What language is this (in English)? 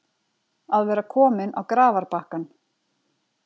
Icelandic